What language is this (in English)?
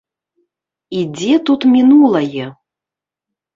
Belarusian